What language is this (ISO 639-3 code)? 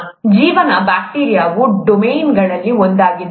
kan